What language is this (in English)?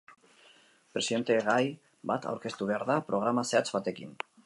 Basque